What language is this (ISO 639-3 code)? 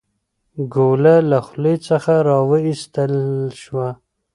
pus